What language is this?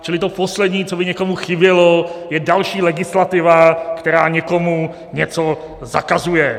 Czech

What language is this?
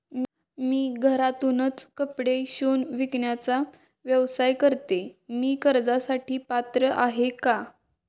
Marathi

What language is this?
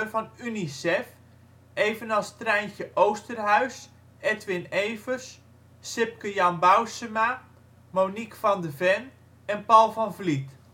Dutch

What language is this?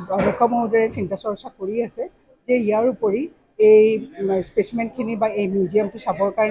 Bangla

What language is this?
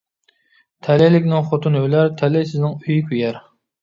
Uyghur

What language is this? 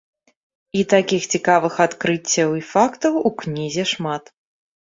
Belarusian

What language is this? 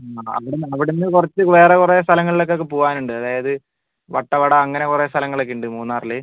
Malayalam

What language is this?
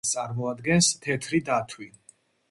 Georgian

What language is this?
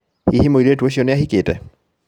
Kikuyu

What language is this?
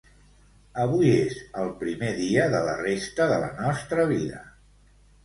Catalan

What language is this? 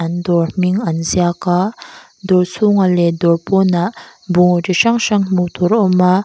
Mizo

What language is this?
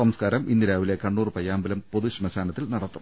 Malayalam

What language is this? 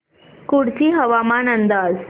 Marathi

